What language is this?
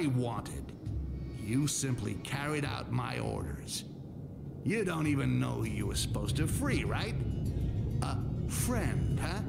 German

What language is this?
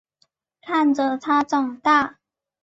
Chinese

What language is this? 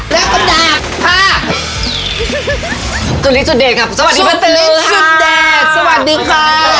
Thai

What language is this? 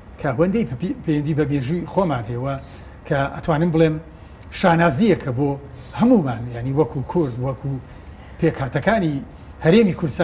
Arabic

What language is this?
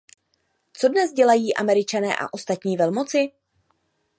Czech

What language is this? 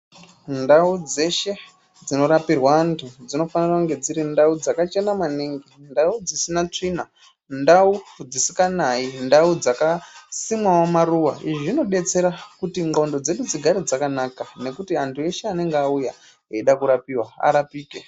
Ndau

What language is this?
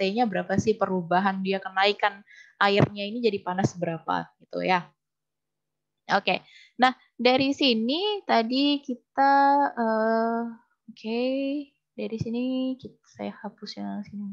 Indonesian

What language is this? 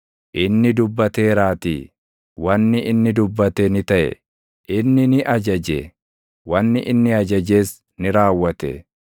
Oromo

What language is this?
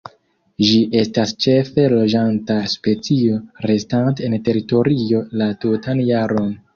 Esperanto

